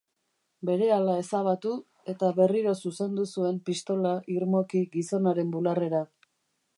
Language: Basque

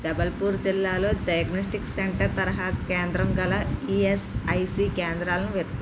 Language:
Telugu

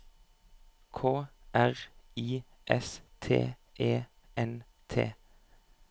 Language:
Norwegian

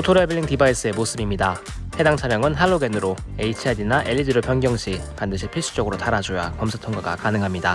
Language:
Korean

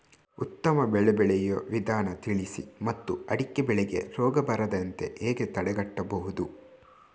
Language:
Kannada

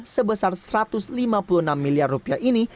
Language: Indonesian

